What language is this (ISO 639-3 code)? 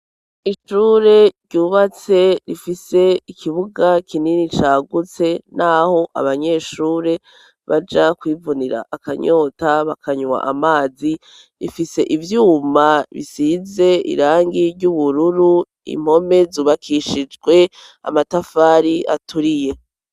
run